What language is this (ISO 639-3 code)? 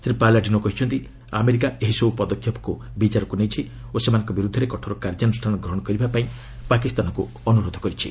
ori